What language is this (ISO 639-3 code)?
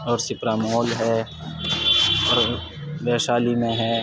urd